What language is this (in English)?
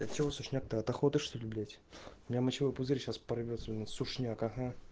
Russian